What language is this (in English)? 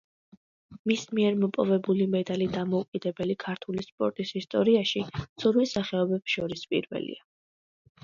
Georgian